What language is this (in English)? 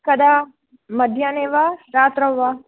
Sanskrit